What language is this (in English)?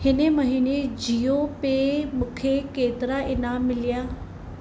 Sindhi